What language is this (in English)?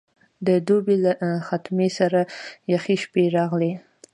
Pashto